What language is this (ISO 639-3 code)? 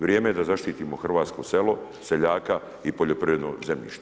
hrv